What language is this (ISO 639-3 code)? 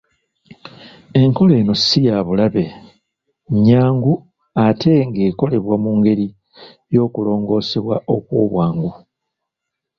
lug